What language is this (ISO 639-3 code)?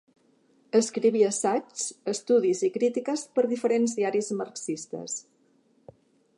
cat